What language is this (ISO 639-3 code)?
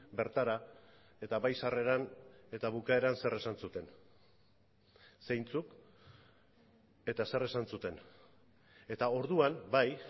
eus